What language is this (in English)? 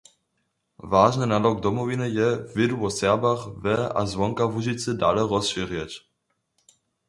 Upper Sorbian